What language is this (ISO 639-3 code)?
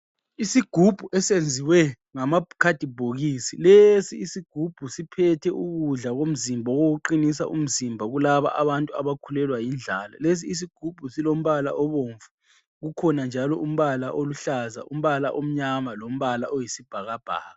nde